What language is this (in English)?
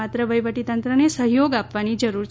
Gujarati